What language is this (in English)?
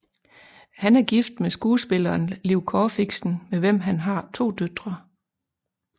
Danish